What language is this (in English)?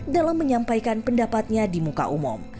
Indonesian